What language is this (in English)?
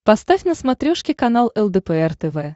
Russian